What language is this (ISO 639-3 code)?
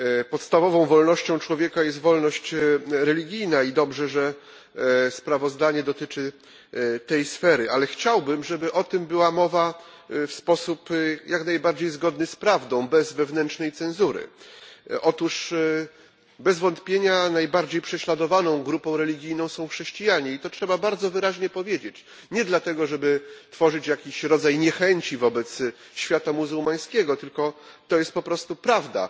pol